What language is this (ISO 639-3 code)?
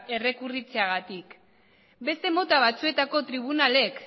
eus